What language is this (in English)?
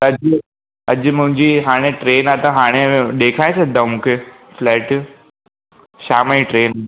Sindhi